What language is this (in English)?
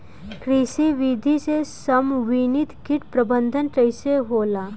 Bhojpuri